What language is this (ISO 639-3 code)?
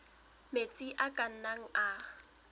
sot